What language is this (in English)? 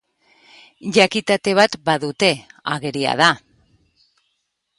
Basque